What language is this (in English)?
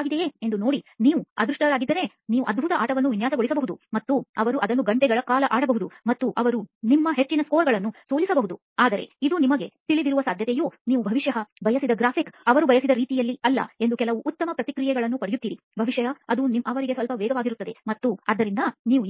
Kannada